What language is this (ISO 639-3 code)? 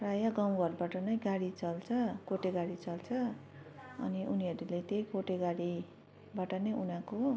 nep